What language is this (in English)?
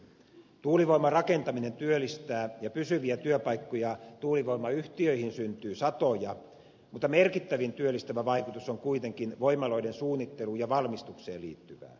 Finnish